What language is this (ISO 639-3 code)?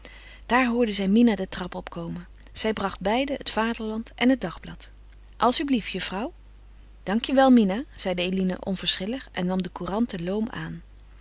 nld